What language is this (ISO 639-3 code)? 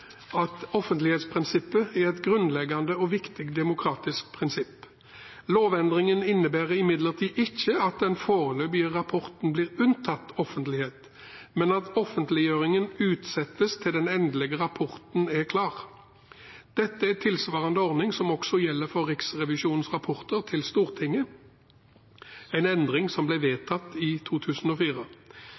nob